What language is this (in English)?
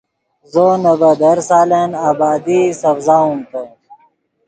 Yidgha